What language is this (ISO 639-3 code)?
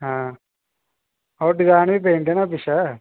doi